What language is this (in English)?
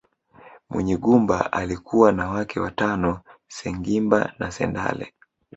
Swahili